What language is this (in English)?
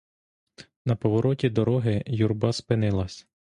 Ukrainian